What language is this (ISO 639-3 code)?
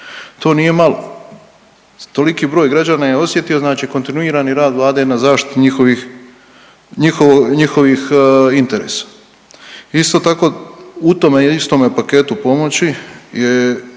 hrv